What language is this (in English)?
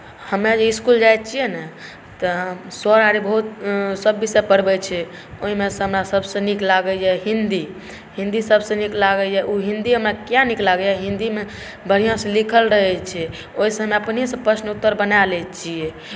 Maithili